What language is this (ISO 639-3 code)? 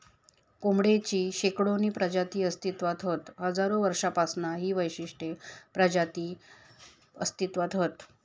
mar